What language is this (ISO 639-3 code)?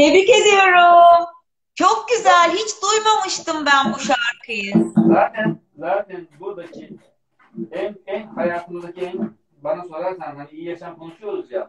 tur